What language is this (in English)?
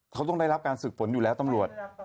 Thai